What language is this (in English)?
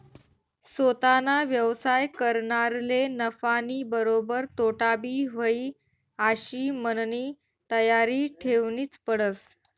Marathi